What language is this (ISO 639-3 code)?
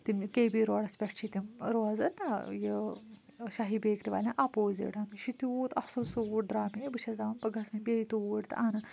kas